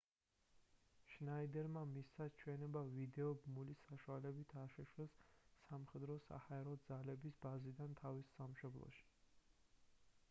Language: Georgian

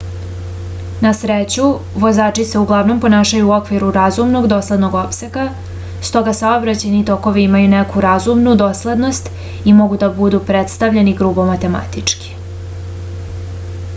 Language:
Serbian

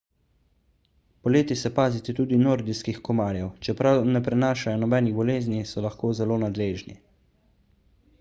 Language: Slovenian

